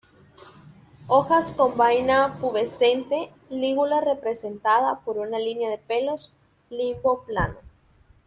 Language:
Spanish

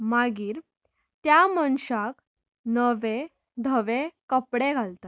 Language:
Konkani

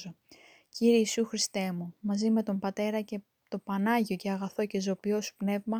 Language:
Greek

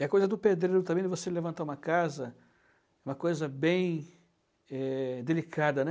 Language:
Portuguese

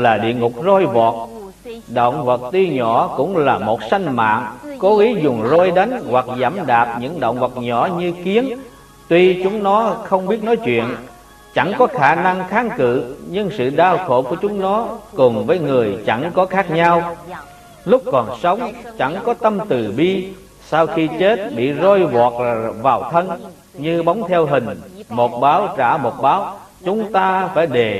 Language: Vietnamese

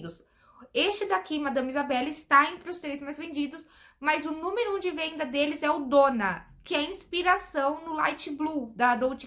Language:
Portuguese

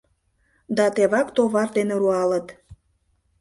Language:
Mari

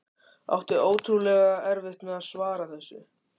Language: Icelandic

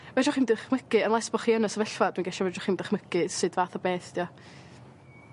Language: Welsh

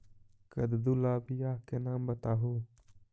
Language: Magahi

